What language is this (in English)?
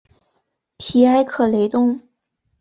Chinese